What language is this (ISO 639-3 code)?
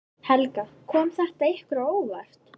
isl